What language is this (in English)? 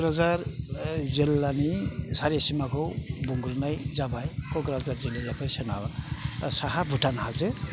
Bodo